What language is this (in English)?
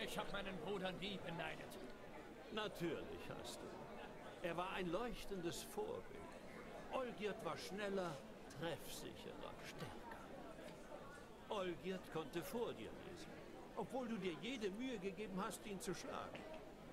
German